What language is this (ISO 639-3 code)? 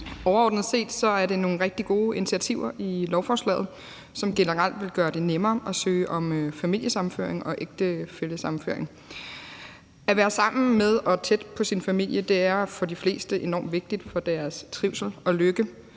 dan